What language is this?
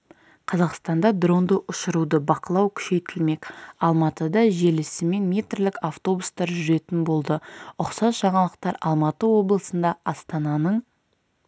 Kazakh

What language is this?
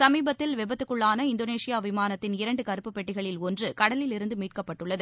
Tamil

